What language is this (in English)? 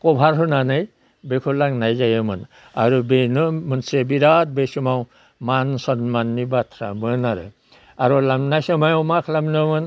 Bodo